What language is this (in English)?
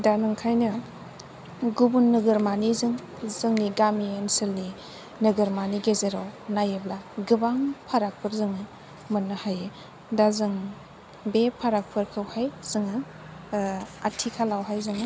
Bodo